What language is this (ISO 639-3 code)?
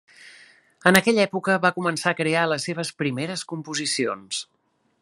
cat